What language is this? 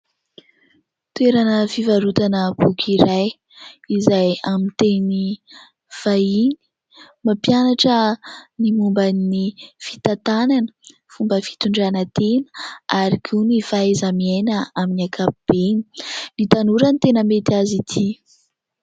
Malagasy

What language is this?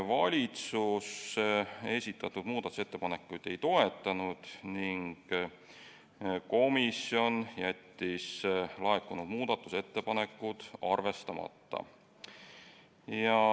Estonian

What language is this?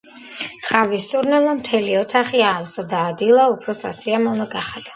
Georgian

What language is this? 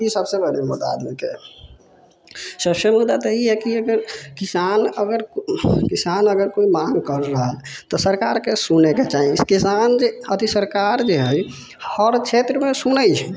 Maithili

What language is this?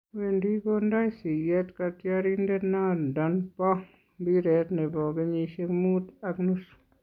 Kalenjin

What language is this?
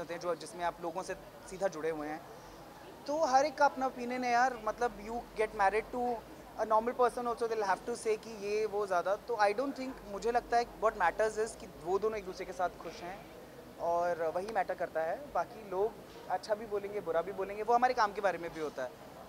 Hindi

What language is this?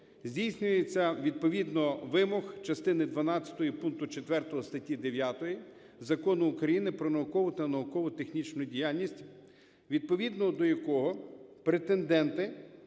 Ukrainian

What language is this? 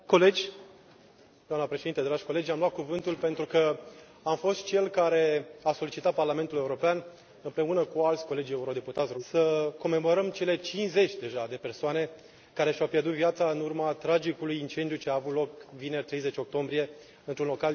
Romanian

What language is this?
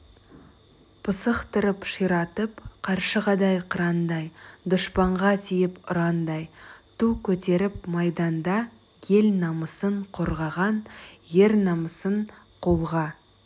Kazakh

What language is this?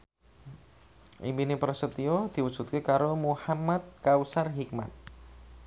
Javanese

